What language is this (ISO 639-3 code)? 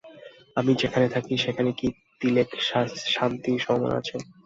ben